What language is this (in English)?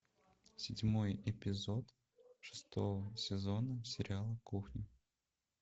Russian